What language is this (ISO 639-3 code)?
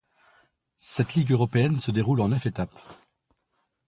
fra